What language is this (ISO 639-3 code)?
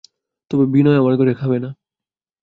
ben